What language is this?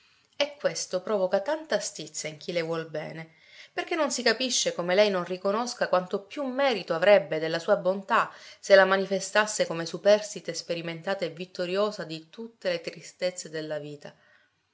Italian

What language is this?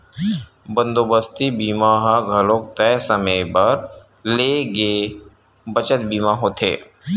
Chhattisgarhi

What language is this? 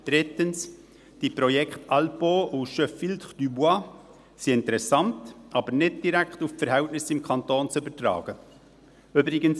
Swiss German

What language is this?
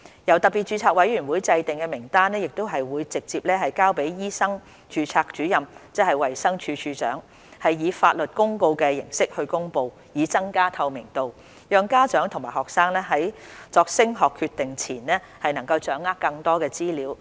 Cantonese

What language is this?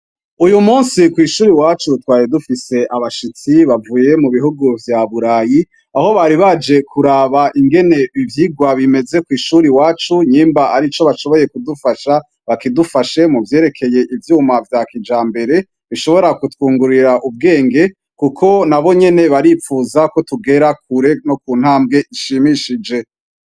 Rundi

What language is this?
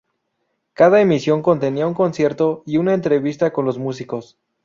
Spanish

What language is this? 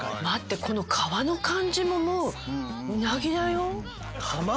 Japanese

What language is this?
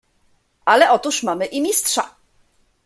Polish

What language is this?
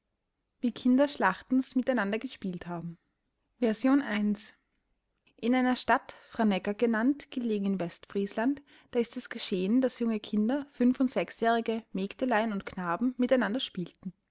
German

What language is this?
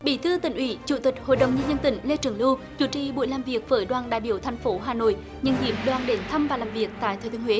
Vietnamese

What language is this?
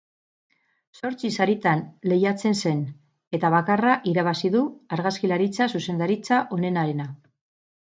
Basque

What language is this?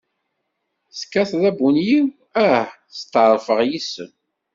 Kabyle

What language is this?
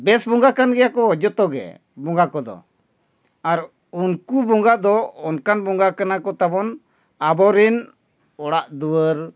Santali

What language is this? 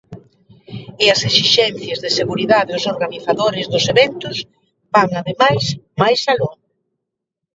Galician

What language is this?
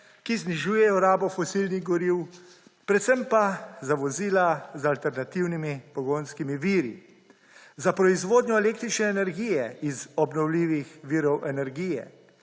Slovenian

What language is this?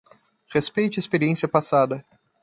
Portuguese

